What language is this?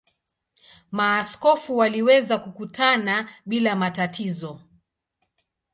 Swahili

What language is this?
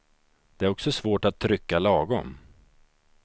Swedish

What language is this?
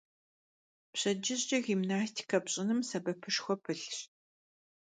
Kabardian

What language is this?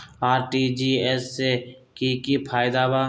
Magahi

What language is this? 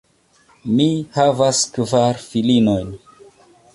Esperanto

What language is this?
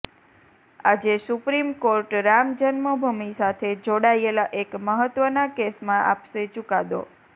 Gujarati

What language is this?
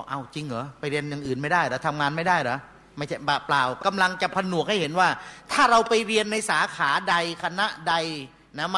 Thai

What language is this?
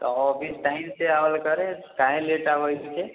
Maithili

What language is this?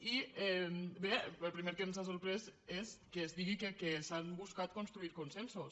Catalan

